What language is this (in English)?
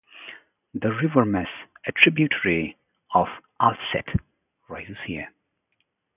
English